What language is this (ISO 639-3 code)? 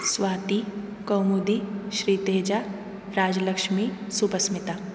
san